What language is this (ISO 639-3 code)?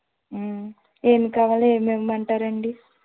tel